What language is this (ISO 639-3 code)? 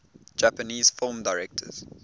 eng